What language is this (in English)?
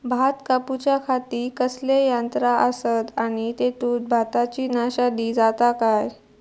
Marathi